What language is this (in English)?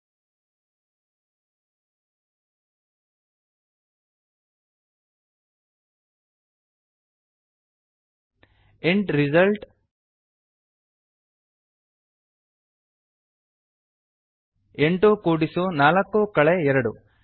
Kannada